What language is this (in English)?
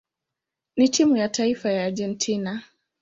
Swahili